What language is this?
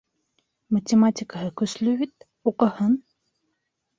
Bashkir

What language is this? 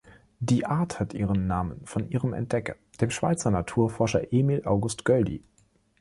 German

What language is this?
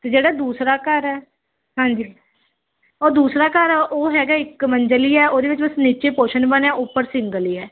Punjabi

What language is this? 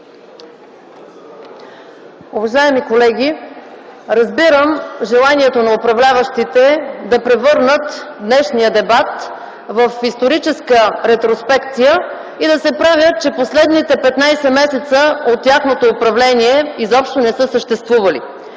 Bulgarian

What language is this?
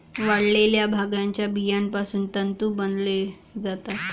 Marathi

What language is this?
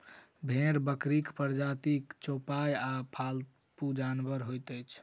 Maithili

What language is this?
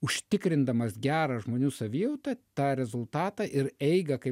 Lithuanian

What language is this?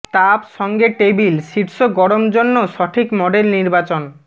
Bangla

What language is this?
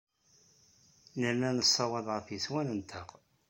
Kabyle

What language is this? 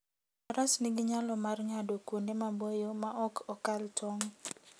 Luo (Kenya and Tanzania)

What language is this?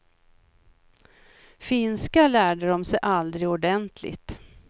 Swedish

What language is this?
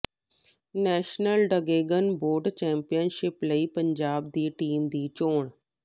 Punjabi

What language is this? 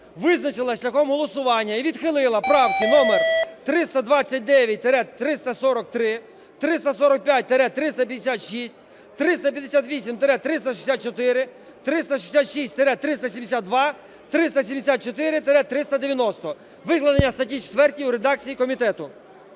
Ukrainian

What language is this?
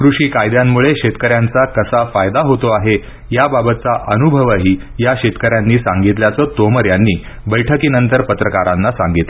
Marathi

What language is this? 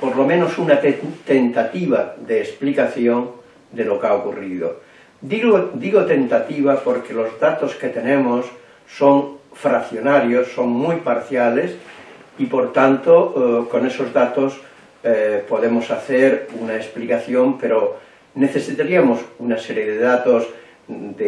Spanish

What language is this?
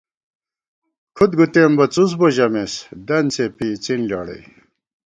Gawar-Bati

